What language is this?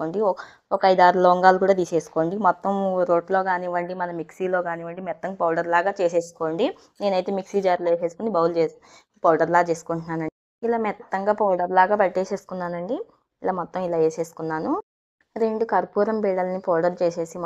Telugu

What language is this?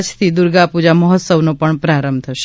Gujarati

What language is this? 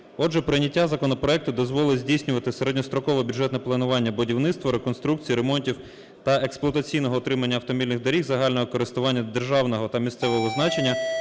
Ukrainian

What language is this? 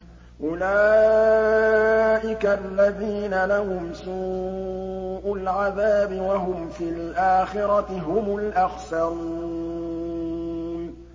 Arabic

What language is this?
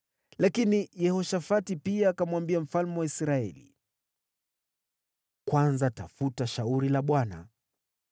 Swahili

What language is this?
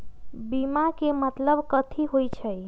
Magahi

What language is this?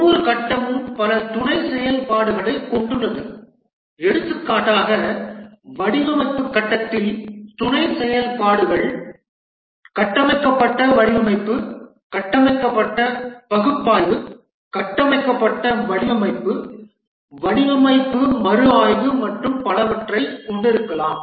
Tamil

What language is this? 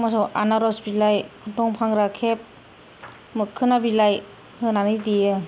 Bodo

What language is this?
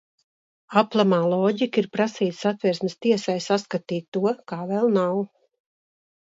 Latvian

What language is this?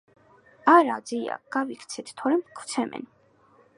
Georgian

